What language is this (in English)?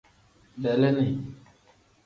Tem